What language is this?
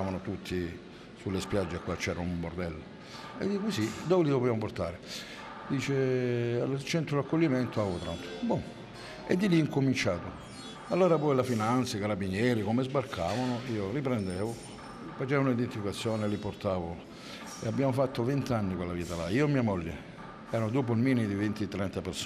Italian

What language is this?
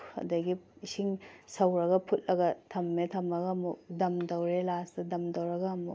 Manipuri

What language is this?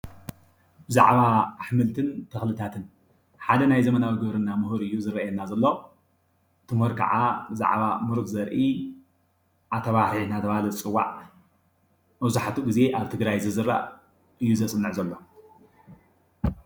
Tigrinya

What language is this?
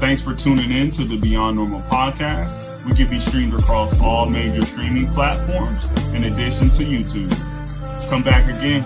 English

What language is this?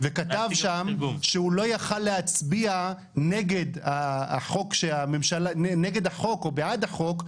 Hebrew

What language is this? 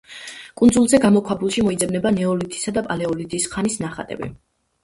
Georgian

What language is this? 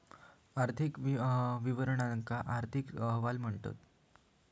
Marathi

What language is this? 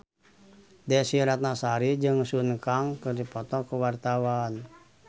Sundanese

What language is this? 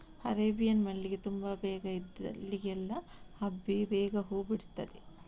Kannada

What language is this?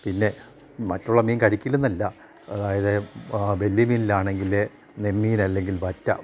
Malayalam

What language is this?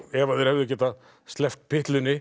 Icelandic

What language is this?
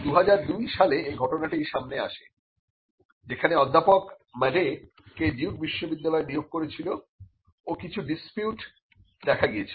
Bangla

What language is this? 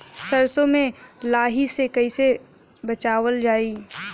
Bhojpuri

